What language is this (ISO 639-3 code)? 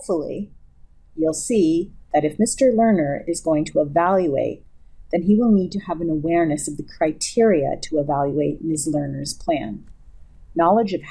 eng